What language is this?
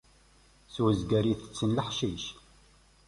Kabyle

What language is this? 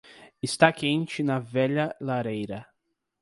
Portuguese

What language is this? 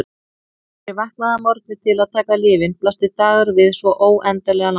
Icelandic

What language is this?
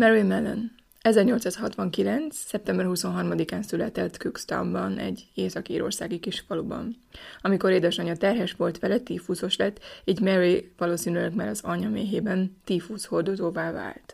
Hungarian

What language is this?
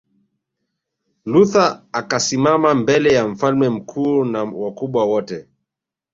Swahili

